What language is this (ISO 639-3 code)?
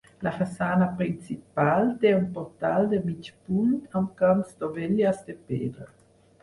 cat